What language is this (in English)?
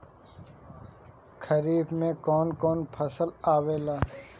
Bhojpuri